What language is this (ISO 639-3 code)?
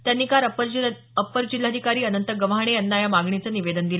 mar